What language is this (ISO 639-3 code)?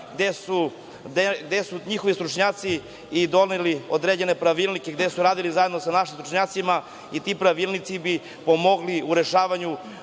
srp